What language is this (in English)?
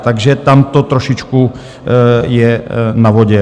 Czech